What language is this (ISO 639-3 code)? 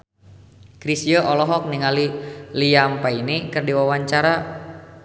sun